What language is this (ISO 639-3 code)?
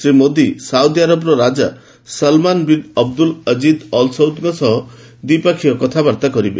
ori